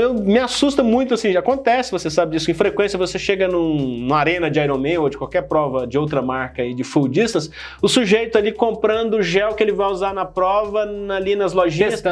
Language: Portuguese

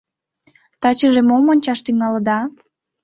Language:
Mari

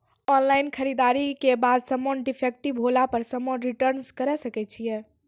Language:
Maithili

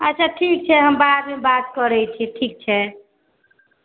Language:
Maithili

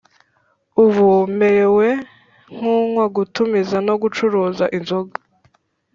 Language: Kinyarwanda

